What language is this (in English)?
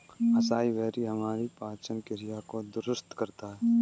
Hindi